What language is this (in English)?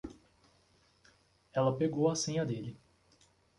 Portuguese